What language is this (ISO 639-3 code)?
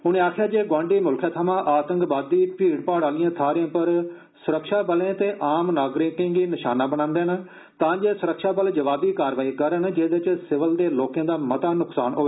doi